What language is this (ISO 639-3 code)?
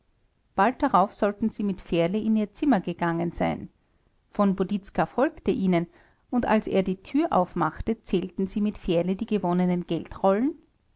deu